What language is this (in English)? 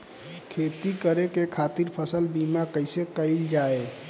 Bhojpuri